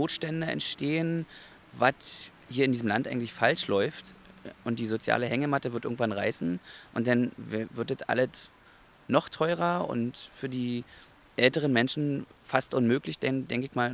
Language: German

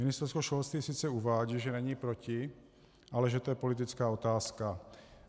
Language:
Czech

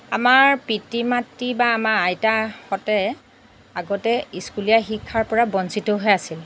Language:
Assamese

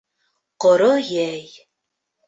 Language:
Bashkir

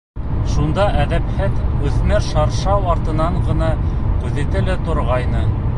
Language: Bashkir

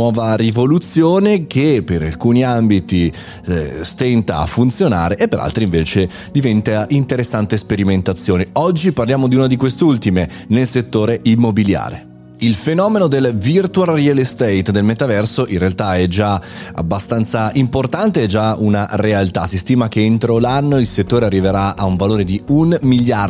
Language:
Italian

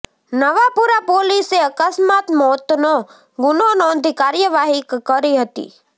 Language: Gujarati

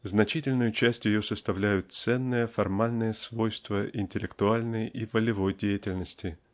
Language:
Russian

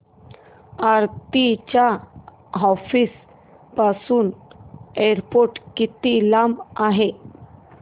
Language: Marathi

